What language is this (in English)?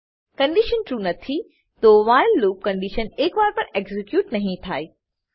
Gujarati